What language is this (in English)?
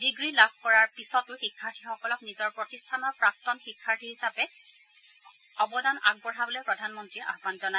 Assamese